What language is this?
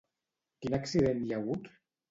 Catalan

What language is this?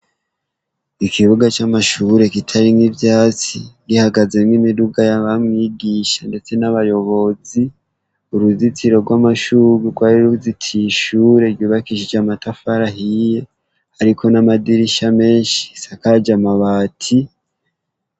Rundi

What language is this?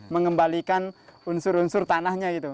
Indonesian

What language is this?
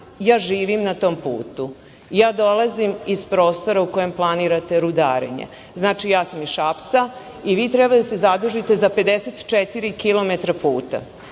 Serbian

